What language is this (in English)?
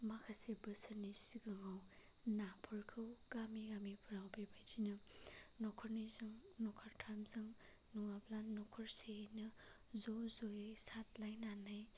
Bodo